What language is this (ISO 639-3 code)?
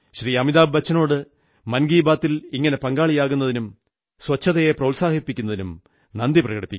mal